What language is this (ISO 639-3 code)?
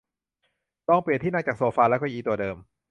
tha